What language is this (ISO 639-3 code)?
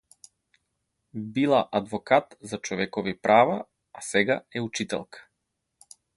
mkd